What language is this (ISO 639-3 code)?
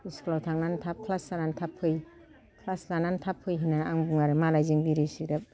brx